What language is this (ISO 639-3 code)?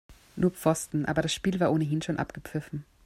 deu